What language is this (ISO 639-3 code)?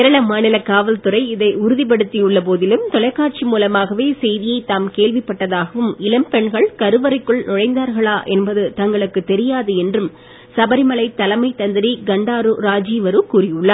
tam